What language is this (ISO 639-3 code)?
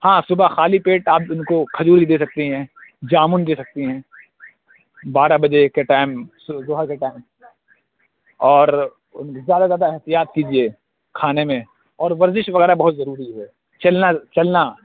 urd